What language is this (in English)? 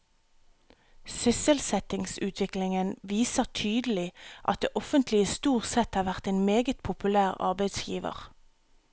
Norwegian